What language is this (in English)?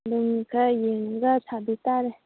Manipuri